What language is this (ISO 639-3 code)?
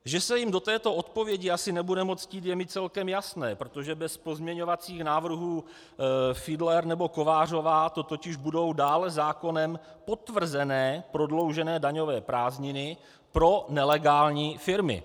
ces